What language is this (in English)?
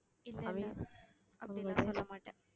Tamil